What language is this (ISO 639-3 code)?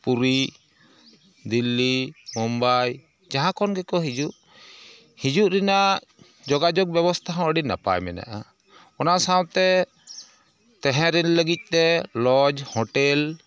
sat